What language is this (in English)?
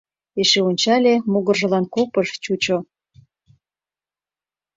Mari